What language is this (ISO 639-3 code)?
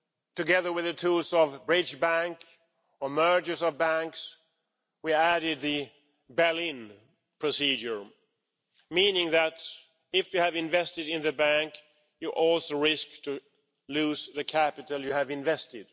eng